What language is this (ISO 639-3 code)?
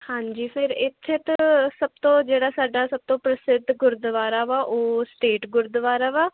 pan